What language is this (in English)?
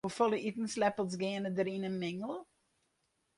Western Frisian